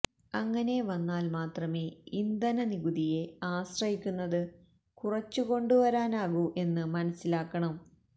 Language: Malayalam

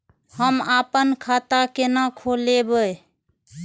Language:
Maithili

